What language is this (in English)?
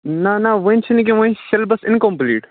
Kashmiri